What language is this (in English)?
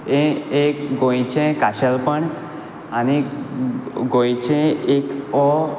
Konkani